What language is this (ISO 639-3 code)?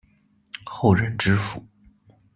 zho